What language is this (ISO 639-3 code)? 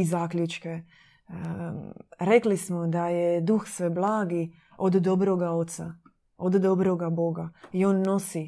hrv